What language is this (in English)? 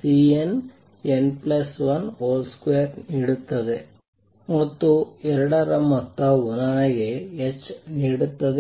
Kannada